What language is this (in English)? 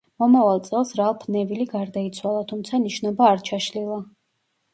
Georgian